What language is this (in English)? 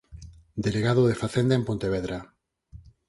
Galician